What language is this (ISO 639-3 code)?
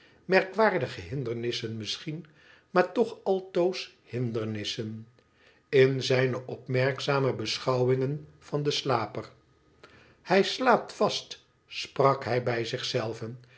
nld